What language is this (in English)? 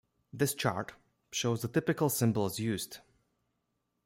English